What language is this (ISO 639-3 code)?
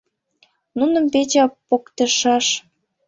chm